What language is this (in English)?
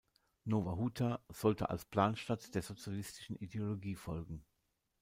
German